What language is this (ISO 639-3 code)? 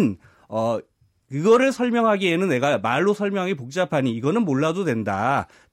kor